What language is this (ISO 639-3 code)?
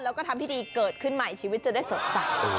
tha